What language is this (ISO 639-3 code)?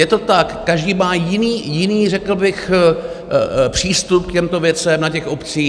ces